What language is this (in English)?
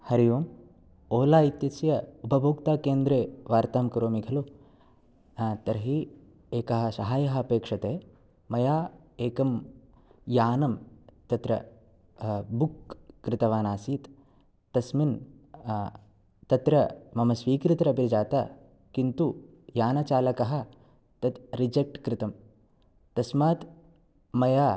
Sanskrit